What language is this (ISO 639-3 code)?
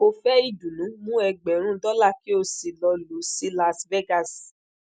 yor